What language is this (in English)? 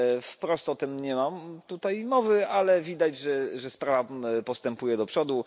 Polish